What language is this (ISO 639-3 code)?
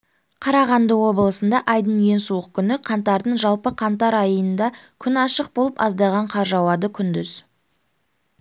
kaz